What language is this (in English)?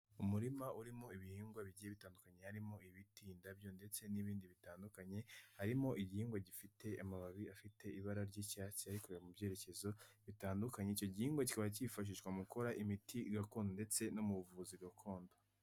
Kinyarwanda